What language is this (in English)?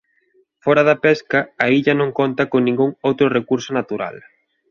Galician